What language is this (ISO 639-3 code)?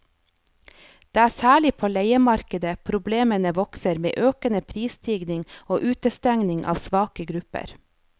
nor